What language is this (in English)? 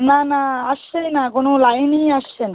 Bangla